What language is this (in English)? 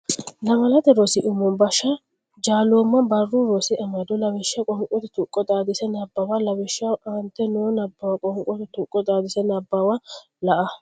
Sidamo